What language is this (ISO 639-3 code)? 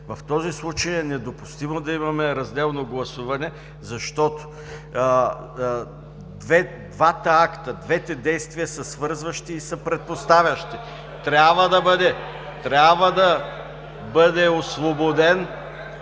bul